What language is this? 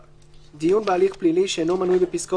Hebrew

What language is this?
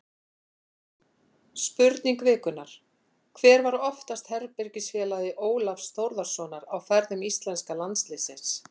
Icelandic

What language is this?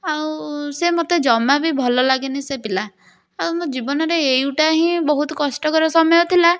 Odia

